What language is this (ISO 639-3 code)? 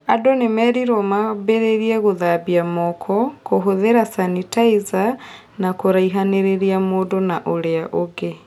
kik